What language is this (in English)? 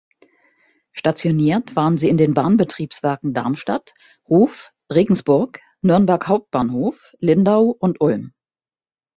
German